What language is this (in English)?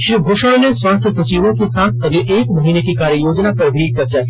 Hindi